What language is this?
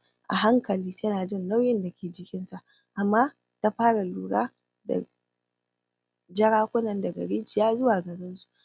Hausa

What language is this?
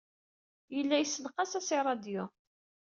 Kabyle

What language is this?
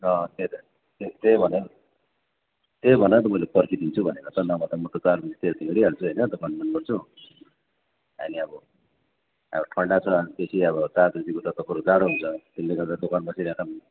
Nepali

